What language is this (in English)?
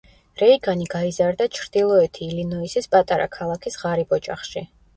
Georgian